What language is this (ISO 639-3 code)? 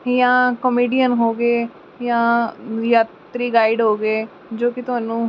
pan